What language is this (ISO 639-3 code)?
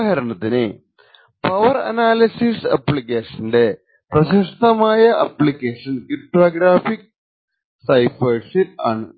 mal